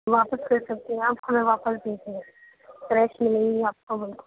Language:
Urdu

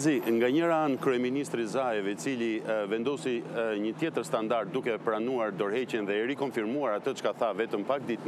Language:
Romanian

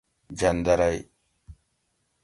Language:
Gawri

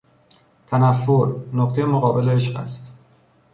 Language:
Persian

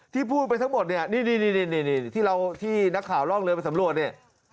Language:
Thai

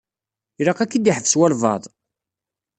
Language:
Kabyle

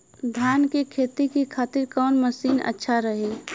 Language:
Bhojpuri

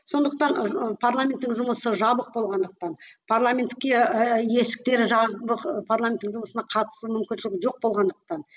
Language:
Kazakh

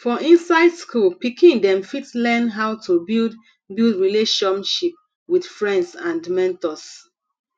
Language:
Nigerian Pidgin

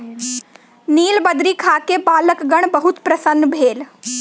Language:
Maithili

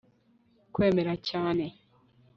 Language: Kinyarwanda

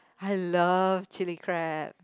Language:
English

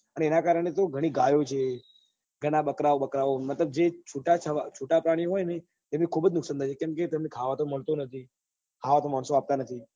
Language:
Gujarati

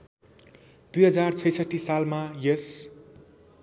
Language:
Nepali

